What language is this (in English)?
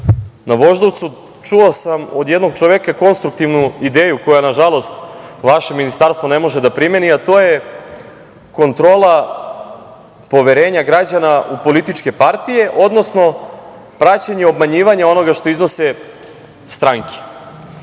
Serbian